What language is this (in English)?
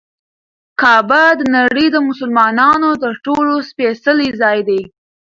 Pashto